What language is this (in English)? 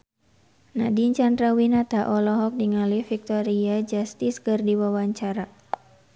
Sundanese